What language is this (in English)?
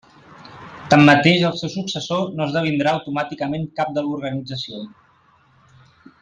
Catalan